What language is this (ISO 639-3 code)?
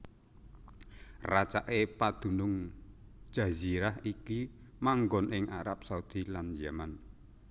jav